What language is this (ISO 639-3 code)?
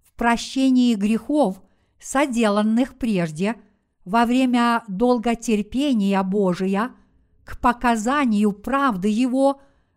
rus